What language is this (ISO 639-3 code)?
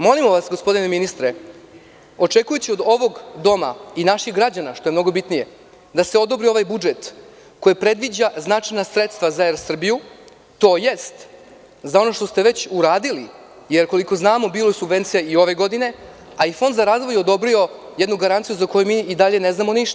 srp